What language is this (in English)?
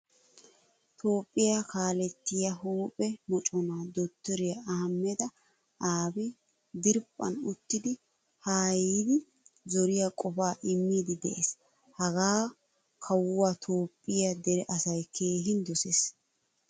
Wolaytta